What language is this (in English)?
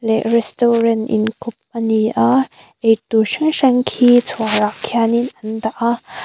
Mizo